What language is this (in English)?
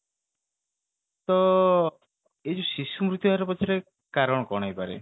Odia